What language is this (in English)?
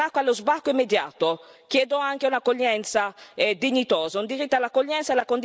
Italian